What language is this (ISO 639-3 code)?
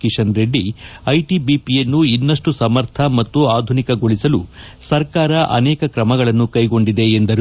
kan